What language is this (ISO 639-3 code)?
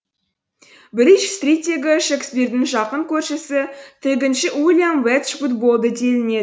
kaz